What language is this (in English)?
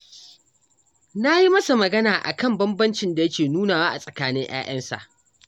Hausa